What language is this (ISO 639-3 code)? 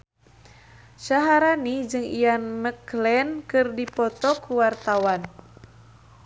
sun